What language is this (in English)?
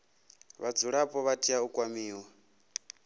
Venda